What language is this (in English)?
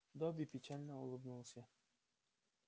Russian